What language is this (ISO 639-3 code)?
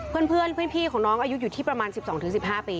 tha